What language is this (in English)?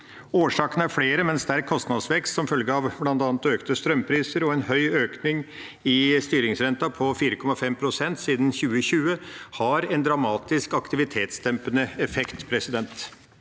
Norwegian